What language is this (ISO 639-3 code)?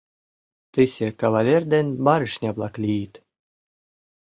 chm